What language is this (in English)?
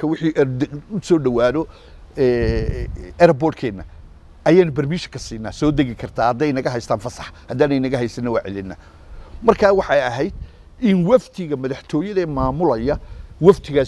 Arabic